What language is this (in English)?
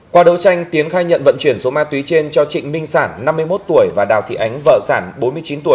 Vietnamese